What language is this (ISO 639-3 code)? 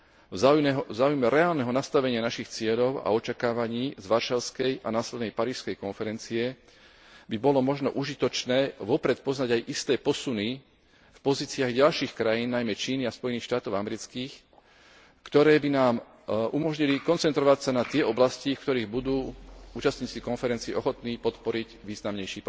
slk